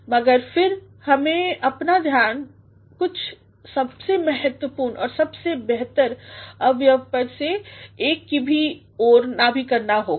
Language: Hindi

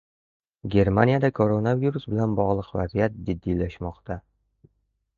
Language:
Uzbek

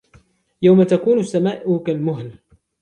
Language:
Arabic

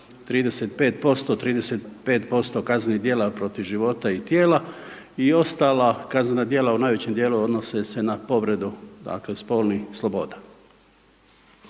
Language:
Croatian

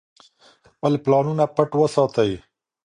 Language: Pashto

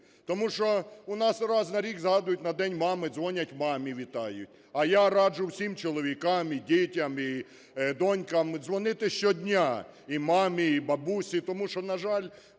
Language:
Ukrainian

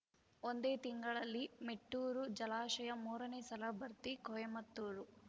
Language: Kannada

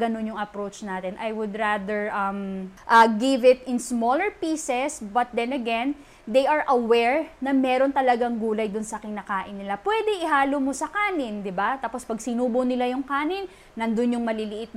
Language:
Filipino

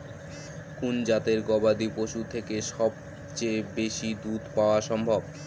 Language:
Bangla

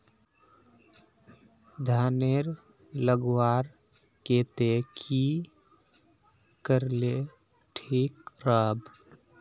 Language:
Magahi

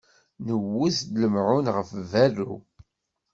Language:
Kabyle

